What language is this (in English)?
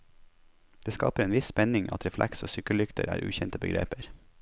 Norwegian